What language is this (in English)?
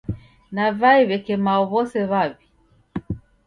Taita